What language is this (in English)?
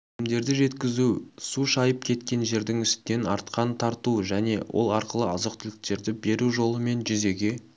Kazakh